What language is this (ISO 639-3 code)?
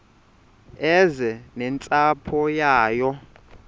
xho